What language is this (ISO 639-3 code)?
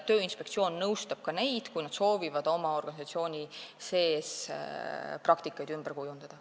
est